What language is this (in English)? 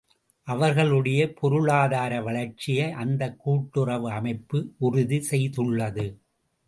Tamil